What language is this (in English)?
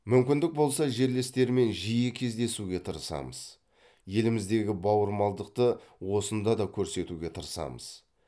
Kazakh